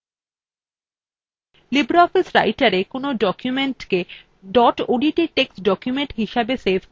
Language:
Bangla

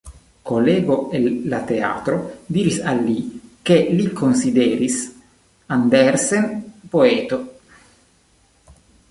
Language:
Esperanto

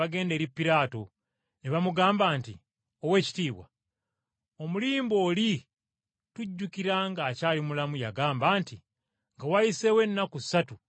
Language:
Ganda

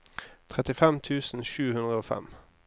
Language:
Norwegian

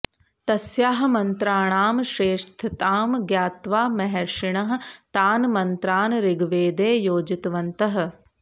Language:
Sanskrit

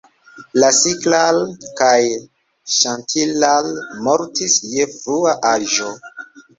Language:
Esperanto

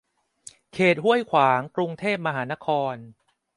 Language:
Thai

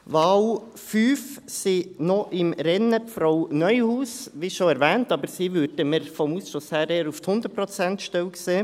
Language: Swiss German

